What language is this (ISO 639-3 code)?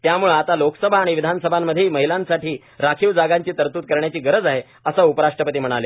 mar